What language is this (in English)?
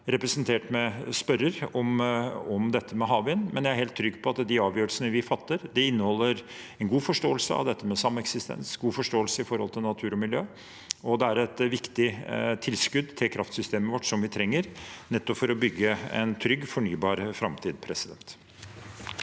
Norwegian